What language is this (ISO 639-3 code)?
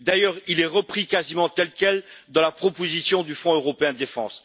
fra